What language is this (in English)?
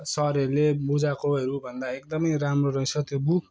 Nepali